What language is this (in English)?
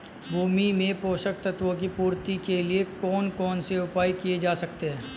Hindi